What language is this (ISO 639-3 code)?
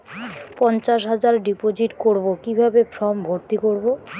ben